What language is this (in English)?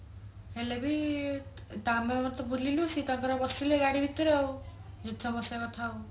Odia